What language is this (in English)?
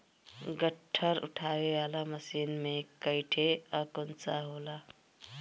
Bhojpuri